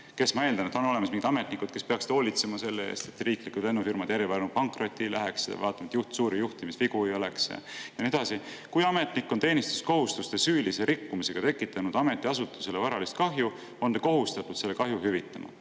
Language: Estonian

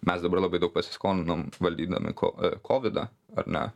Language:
Lithuanian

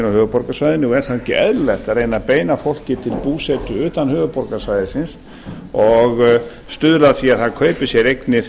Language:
Icelandic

